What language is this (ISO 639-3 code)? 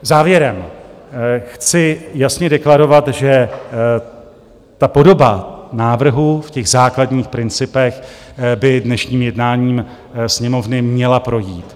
ces